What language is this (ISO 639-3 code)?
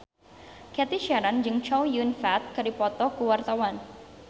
sun